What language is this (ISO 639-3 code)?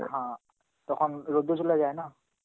ben